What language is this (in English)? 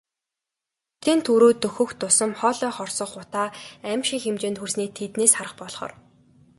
Mongolian